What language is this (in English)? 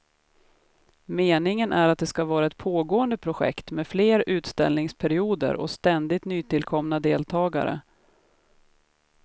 Swedish